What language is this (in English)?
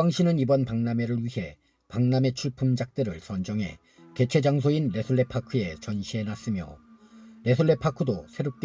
Korean